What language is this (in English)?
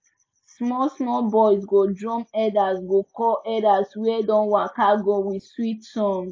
Nigerian Pidgin